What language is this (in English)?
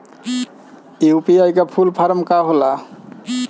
Bhojpuri